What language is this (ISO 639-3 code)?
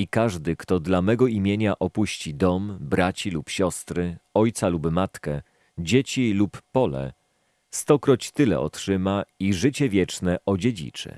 pol